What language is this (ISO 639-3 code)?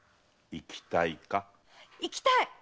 jpn